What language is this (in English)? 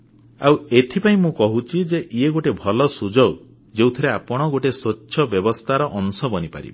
Odia